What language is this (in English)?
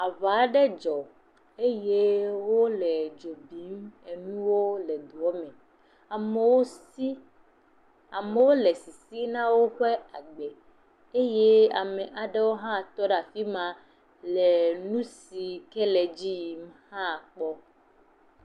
Ewe